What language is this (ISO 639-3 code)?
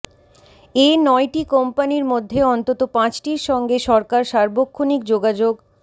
ben